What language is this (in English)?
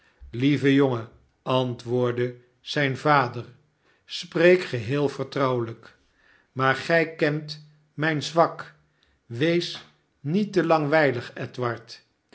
Dutch